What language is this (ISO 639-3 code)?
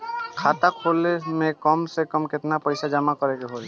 bho